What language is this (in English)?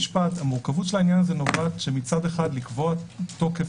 Hebrew